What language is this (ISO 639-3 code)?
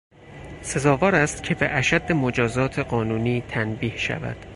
fas